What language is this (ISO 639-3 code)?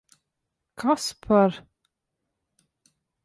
lav